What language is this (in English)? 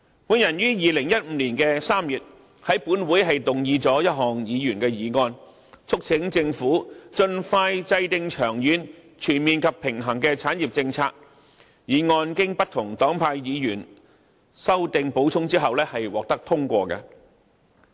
Cantonese